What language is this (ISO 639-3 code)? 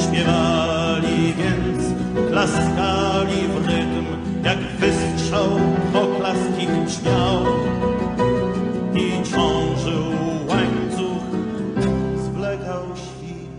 pol